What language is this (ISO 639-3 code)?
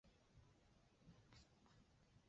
zho